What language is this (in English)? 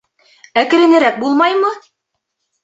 Bashkir